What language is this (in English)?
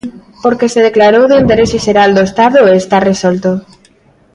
Galician